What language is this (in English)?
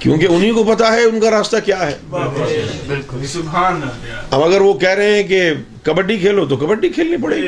Urdu